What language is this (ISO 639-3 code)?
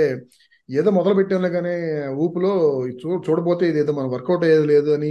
tel